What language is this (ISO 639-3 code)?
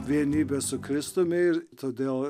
lit